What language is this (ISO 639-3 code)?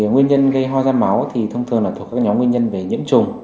vie